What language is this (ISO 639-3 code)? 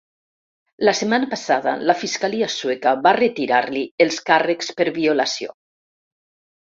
cat